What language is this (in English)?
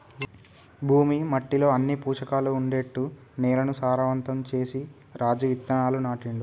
Telugu